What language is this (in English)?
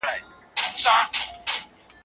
Pashto